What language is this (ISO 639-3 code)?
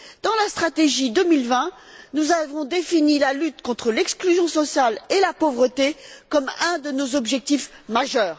fra